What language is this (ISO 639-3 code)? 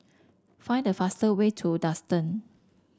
eng